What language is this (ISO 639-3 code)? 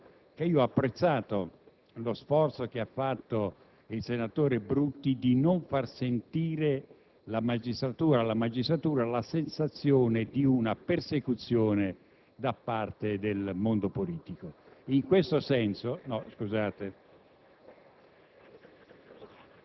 ita